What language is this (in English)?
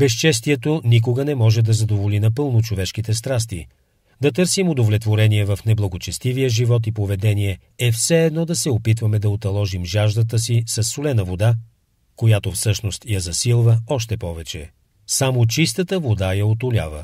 Bulgarian